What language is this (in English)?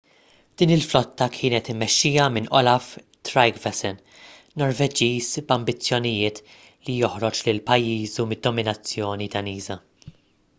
Maltese